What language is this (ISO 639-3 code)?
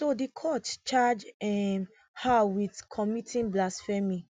pcm